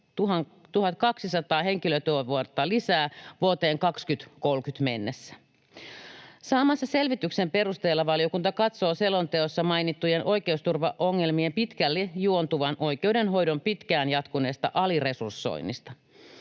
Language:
Finnish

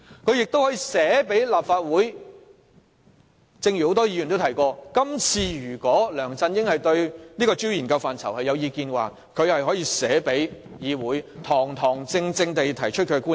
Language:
Cantonese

